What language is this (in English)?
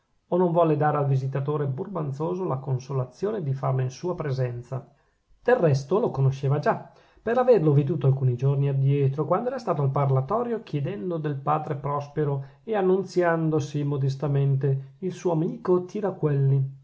Italian